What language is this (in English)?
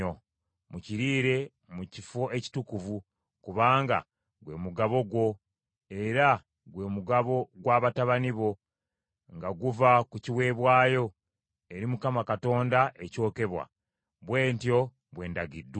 Ganda